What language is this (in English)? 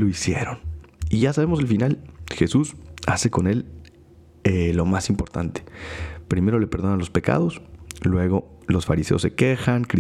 Spanish